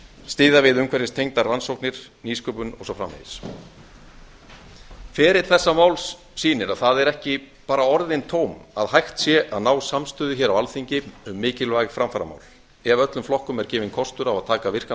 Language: Icelandic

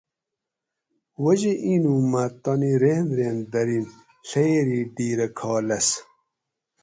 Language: Gawri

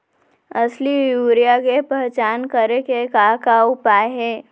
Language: Chhattisgarhi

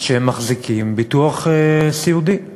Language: Hebrew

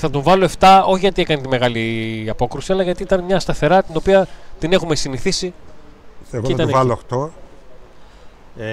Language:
Greek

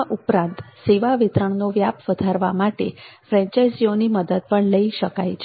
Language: Gujarati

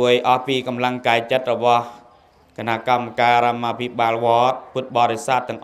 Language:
Thai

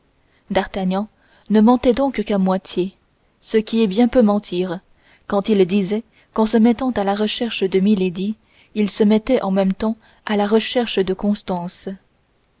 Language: French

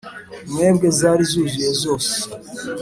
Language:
Kinyarwanda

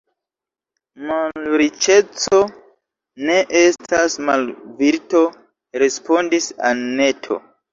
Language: Esperanto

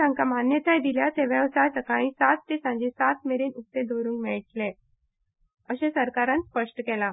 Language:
Konkani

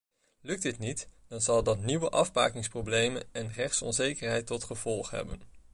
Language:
Dutch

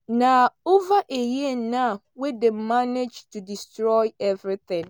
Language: Nigerian Pidgin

